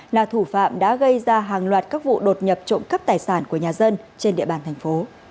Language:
Vietnamese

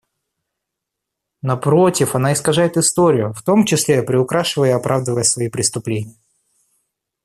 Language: Russian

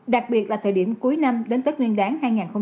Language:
Vietnamese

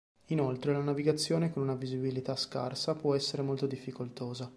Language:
Italian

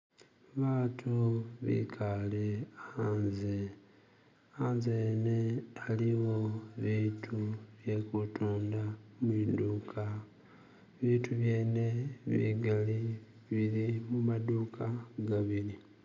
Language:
Masaaba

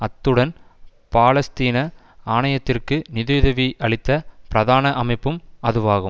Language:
Tamil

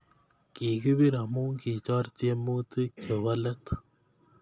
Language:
Kalenjin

